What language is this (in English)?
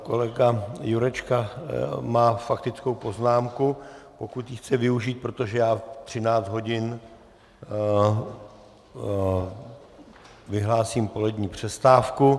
Czech